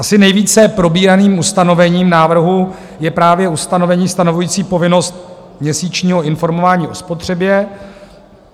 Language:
Czech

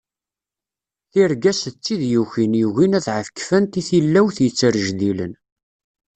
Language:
Kabyle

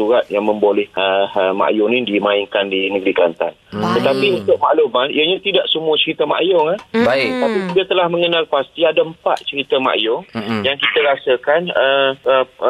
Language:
Malay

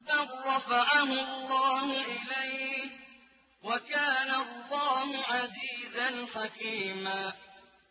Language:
Arabic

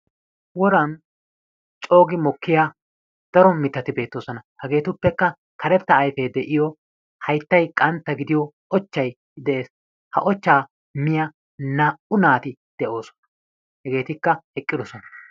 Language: Wolaytta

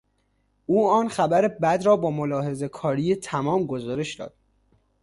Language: Persian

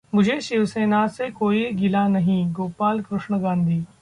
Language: Hindi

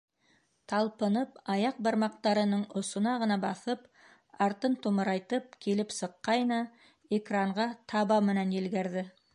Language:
Bashkir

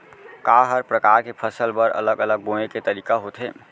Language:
Chhattisgarhi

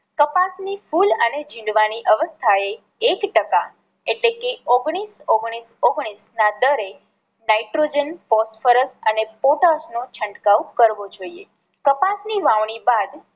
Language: Gujarati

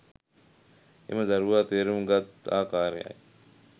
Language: Sinhala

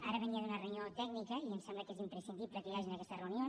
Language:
Catalan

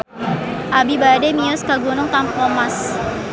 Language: Sundanese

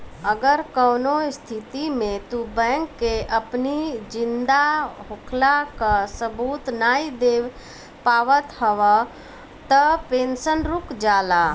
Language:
Bhojpuri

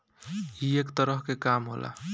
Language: Bhojpuri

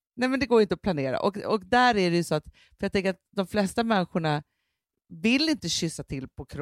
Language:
Swedish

